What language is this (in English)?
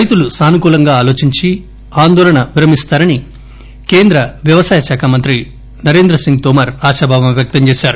Telugu